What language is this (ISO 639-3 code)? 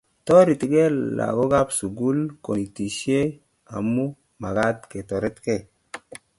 kln